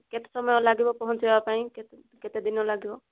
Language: Odia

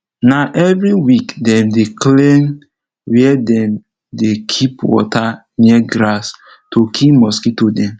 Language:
Nigerian Pidgin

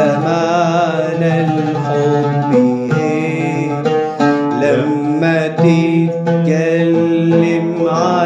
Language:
Arabic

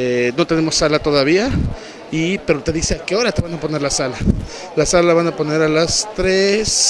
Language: Spanish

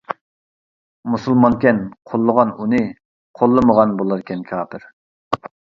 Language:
Uyghur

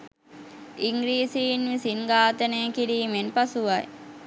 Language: Sinhala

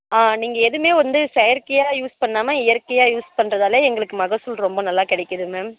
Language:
Tamil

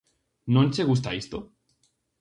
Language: Galician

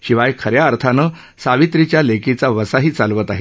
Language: Marathi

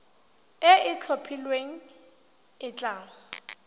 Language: Tswana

